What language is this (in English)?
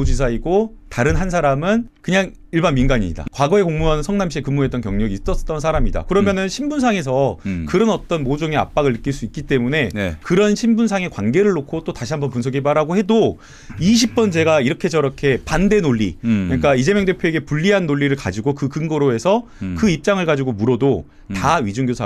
Korean